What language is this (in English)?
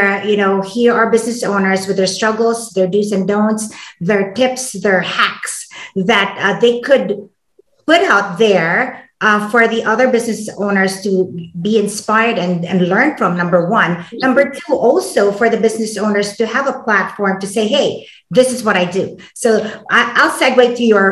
English